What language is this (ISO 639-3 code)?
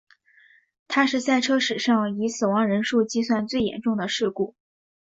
zho